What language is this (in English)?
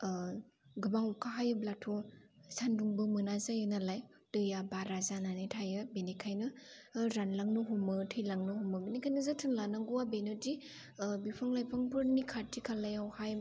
Bodo